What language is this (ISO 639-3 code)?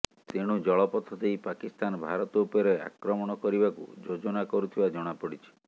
ori